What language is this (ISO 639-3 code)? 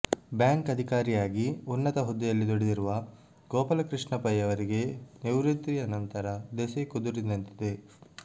kan